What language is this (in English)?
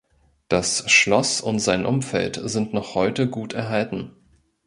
German